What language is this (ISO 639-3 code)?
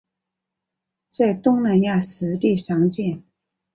zho